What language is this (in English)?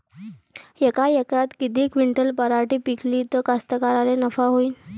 Marathi